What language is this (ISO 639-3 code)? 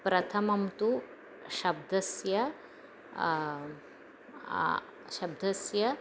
san